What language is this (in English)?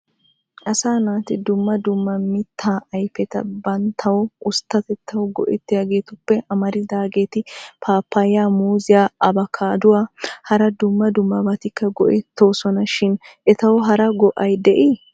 Wolaytta